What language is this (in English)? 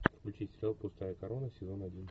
Russian